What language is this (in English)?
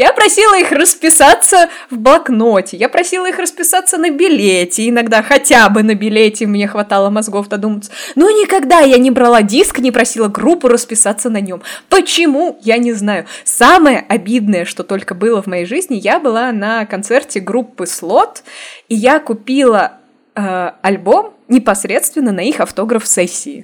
Russian